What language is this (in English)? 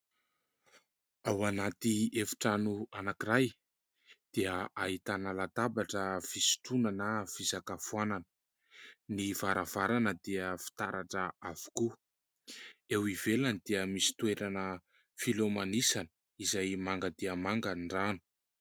Malagasy